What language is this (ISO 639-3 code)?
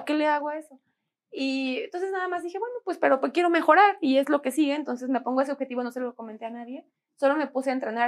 spa